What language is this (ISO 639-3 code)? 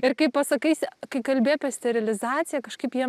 lit